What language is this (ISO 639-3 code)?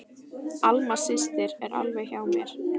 isl